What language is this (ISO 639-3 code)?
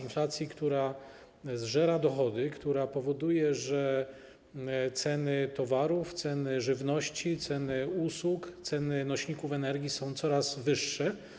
pol